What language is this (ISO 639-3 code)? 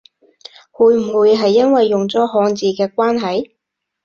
yue